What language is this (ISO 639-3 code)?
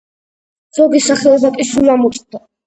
kat